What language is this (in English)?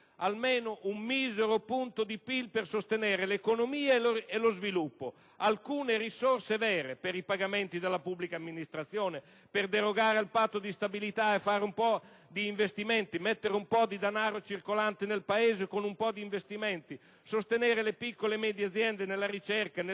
Italian